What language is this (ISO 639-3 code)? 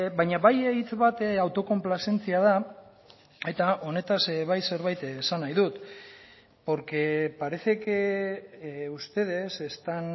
eus